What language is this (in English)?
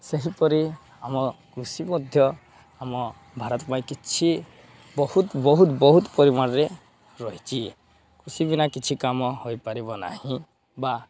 Odia